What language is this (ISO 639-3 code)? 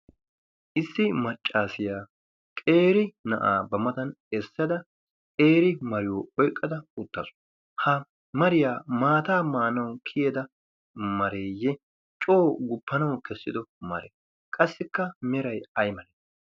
wal